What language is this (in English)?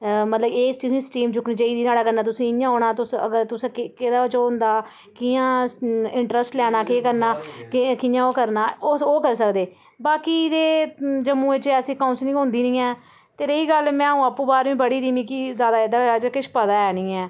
Dogri